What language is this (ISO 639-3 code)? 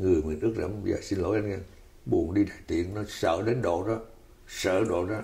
vie